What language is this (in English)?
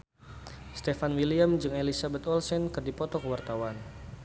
Sundanese